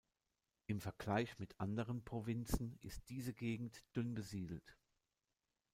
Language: German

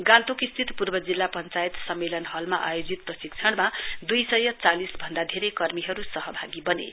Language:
Nepali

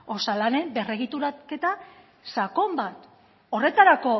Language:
Basque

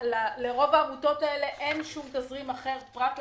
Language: Hebrew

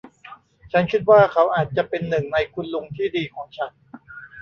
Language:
Thai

